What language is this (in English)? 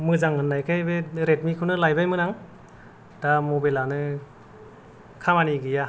Bodo